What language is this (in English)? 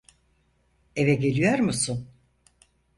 Turkish